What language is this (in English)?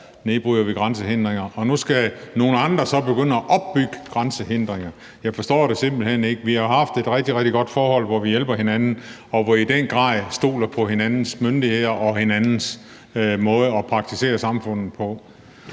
Danish